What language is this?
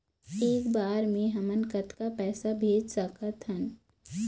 Chhattisgarhi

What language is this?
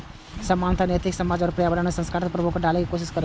Maithili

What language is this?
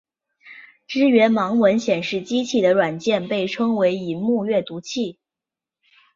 Chinese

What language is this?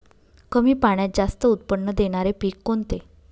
Marathi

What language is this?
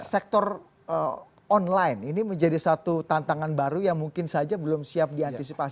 Indonesian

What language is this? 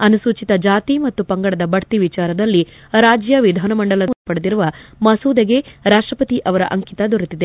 Kannada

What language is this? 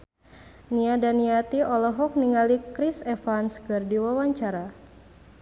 Sundanese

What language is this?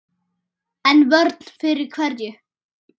Icelandic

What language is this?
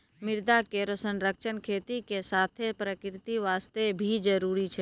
Maithili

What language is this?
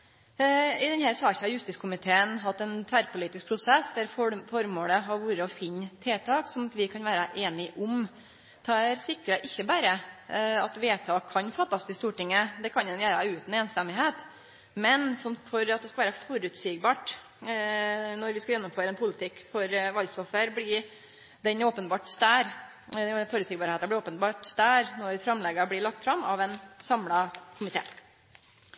Norwegian Nynorsk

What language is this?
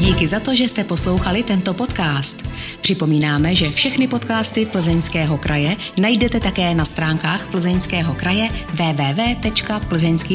Czech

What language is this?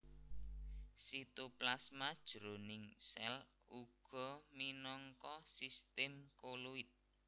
Javanese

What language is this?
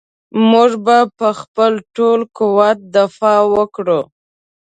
Pashto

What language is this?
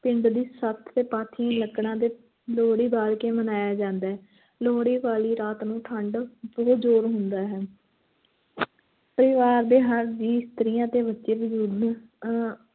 Punjabi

